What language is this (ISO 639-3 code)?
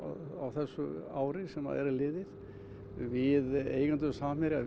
isl